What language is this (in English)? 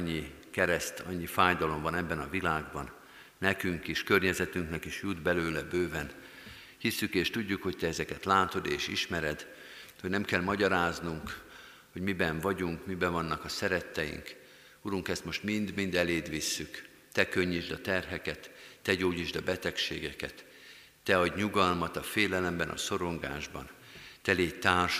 Hungarian